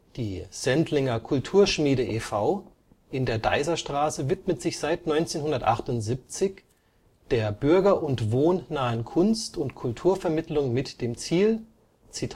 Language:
German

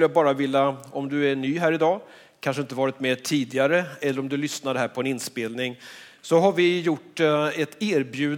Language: Swedish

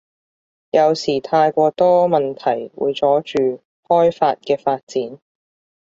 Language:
Cantonese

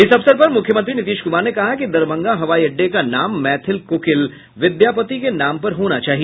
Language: Hindi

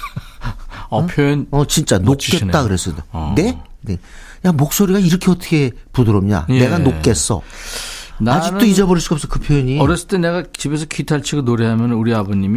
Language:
Korean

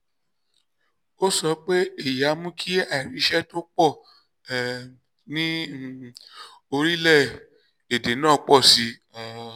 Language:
Yoruba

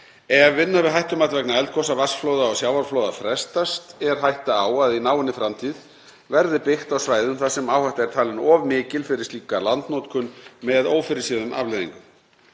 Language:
Icelandic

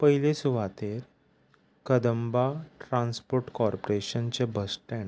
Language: Konkani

